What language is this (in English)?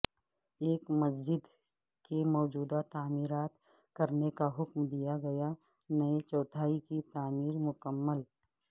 Urdu